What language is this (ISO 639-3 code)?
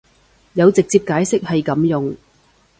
yue